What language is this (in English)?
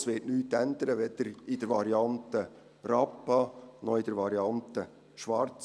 Swiss German